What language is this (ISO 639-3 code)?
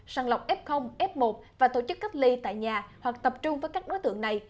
vie